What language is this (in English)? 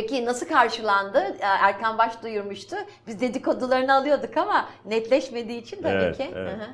Turkish